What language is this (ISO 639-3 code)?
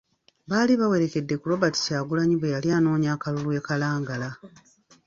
lug